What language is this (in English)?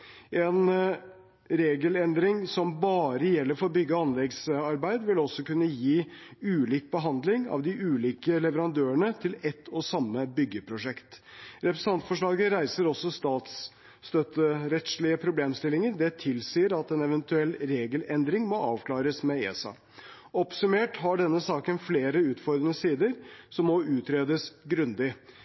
Norwegian Bokmål